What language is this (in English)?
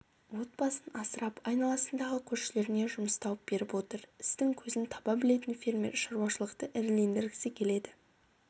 Kazakh